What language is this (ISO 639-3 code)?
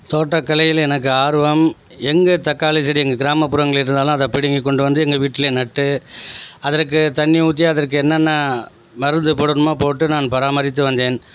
tam